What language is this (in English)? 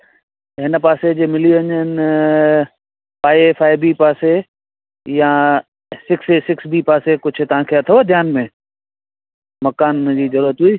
Sindhi